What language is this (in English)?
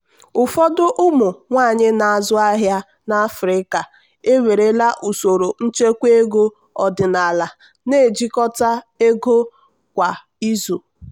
Igbo